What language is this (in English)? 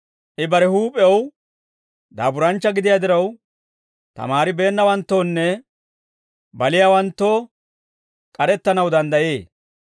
Dawro